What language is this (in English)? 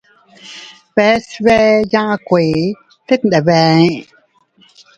Teutila Cuicatec